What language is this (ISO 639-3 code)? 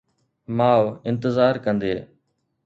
snd